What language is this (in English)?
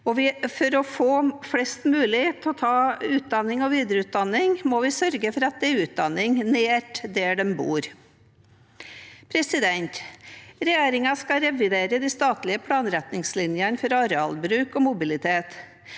Norwegian